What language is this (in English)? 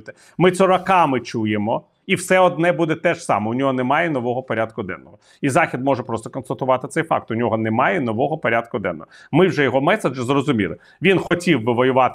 Ukrainian